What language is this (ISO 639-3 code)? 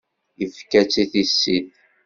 kab